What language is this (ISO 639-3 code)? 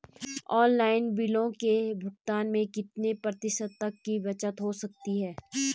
hin